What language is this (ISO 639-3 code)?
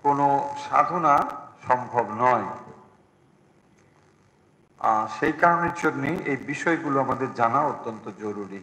ben